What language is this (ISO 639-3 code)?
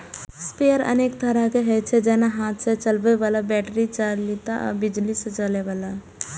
mai